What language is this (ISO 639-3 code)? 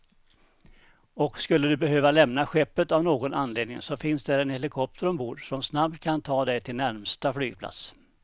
swe